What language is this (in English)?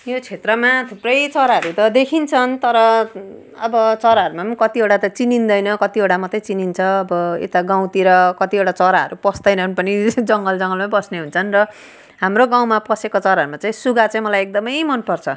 Nepali